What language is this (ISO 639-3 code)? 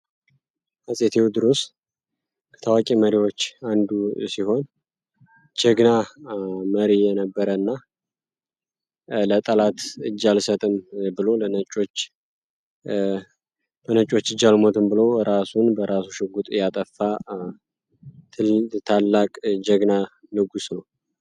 amh